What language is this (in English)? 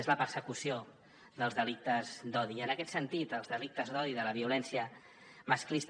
Catalan